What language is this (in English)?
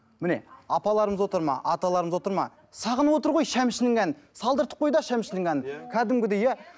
Kazakh